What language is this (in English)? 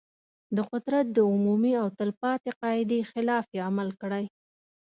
Pashto